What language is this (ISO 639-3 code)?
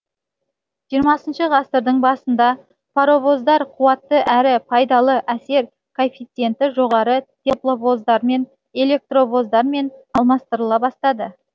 kaz